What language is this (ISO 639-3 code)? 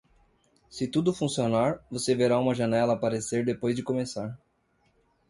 por